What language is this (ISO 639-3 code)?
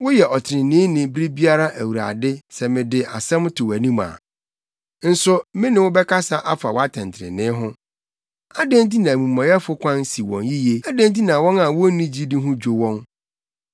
aka